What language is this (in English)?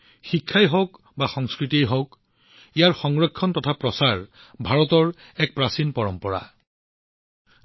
Assamese